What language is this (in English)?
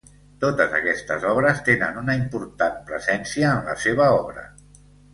Catalan